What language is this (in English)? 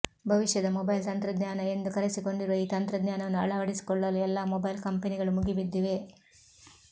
Kannada